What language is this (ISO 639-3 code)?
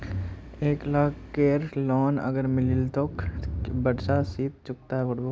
mag